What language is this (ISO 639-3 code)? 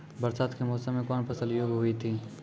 mai